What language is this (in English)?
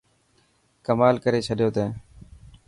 Dhatki